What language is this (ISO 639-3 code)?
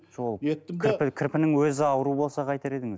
kaz